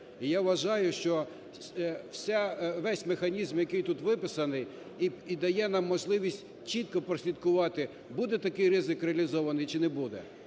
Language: Ukrainian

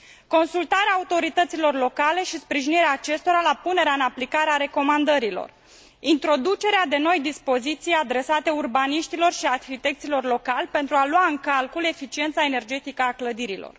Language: Romanian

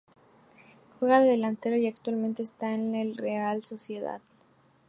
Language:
Spanish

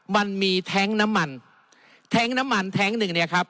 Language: Thai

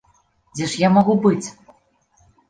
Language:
Belarusian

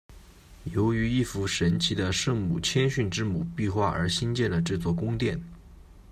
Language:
Chinese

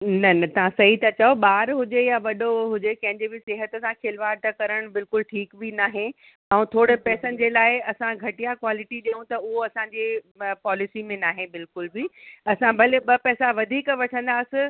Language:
Sindhi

